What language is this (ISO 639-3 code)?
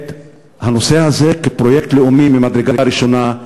heb